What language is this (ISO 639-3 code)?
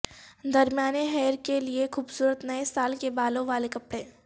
urd